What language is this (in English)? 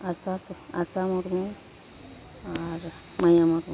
Santali